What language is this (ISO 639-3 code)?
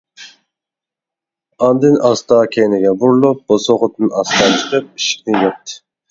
uig